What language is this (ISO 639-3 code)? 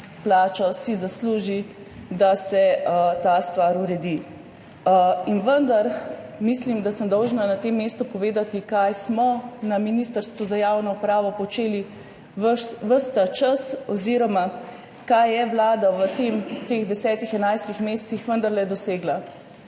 slv